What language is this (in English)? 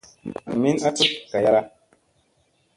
Musey